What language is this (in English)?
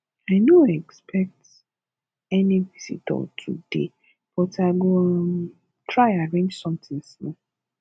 Nigerian Pidgin